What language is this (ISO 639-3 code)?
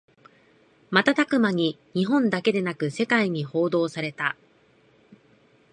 jpn